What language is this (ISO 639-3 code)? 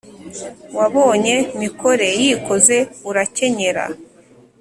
kin